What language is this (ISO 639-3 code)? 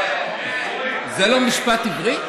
heb